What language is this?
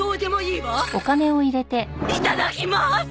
Japanese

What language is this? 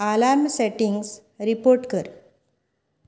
Konkani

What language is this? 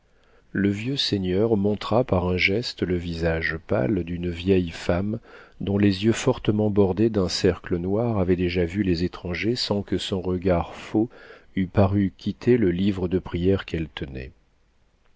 French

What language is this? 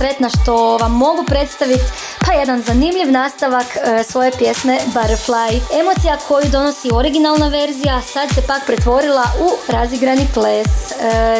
Croatian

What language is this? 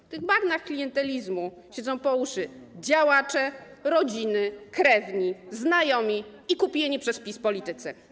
Polish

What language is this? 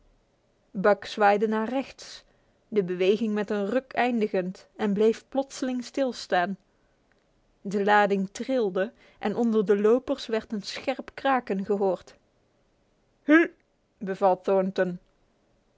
Dutch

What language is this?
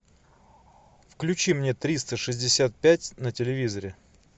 Russian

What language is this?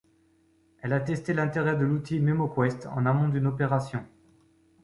French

